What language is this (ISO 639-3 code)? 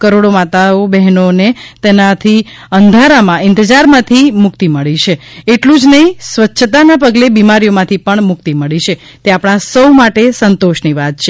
guj